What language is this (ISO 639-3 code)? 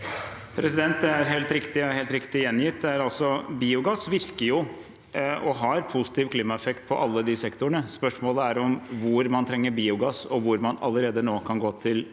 nor